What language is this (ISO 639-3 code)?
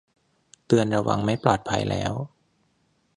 tha